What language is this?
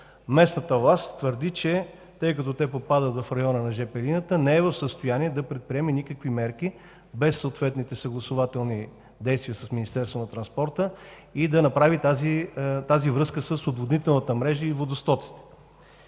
Bulgarian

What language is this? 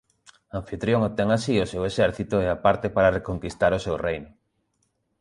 Galician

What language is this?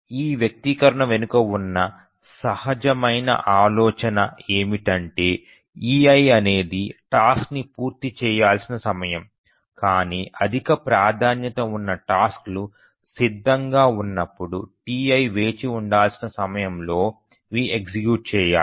Telugu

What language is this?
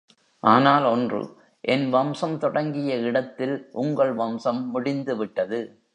Tamil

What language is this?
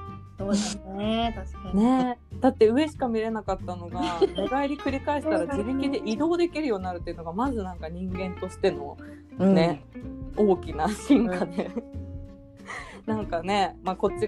Japanese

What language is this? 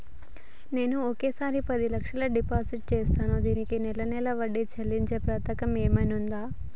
Telugu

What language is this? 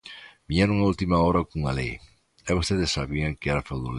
Galician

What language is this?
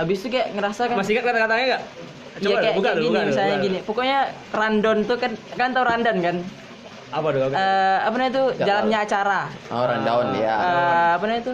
Indonesian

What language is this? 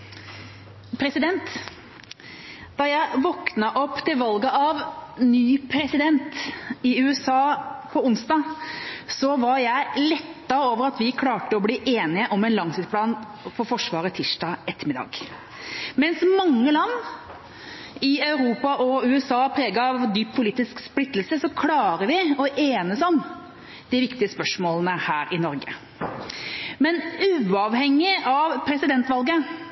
Norwegian Bokmål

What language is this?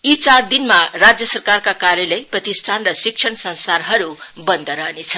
Nepali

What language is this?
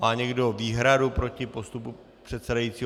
Czech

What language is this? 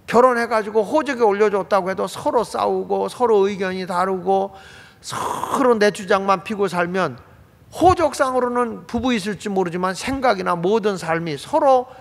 Korean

